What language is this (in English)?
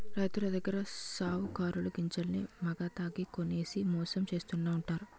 Telugu